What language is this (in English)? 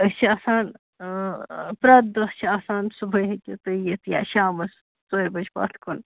Kashmiri